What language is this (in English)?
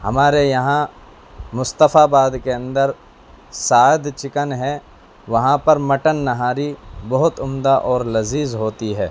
Urdu